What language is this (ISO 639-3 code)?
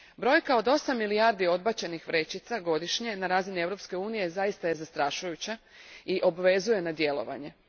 hrv